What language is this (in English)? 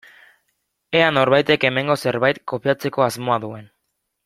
Basque